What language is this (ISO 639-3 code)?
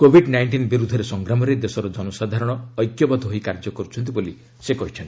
ori